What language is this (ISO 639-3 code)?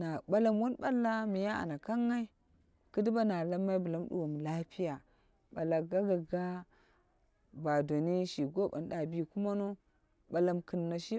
kna